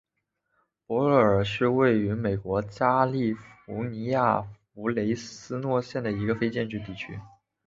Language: Chinese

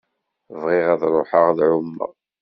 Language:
Kabyle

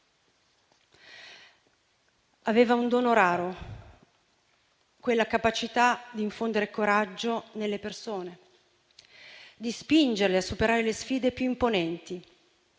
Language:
Italian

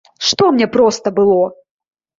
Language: Belarusian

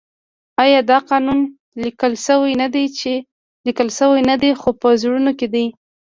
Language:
Pashto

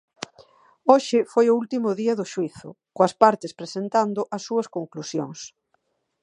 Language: Galician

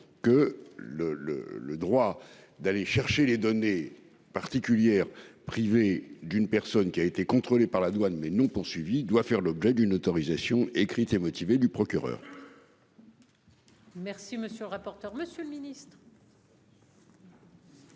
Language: French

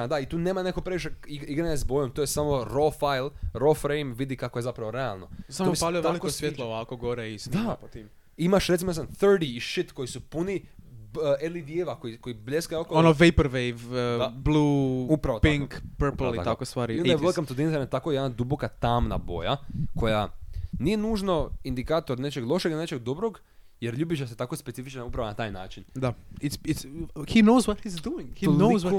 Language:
Croatian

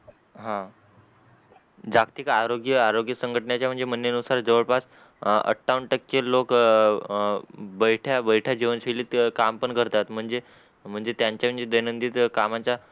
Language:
Marathi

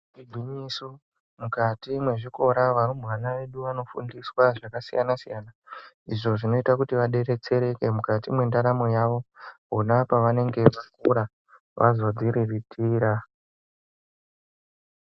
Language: Ndau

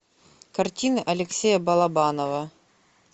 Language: Russian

